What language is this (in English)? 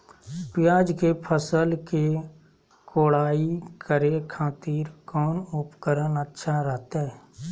Magahi